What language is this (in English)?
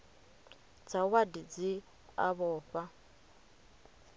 Venda